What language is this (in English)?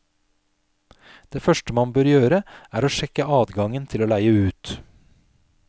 Norwegian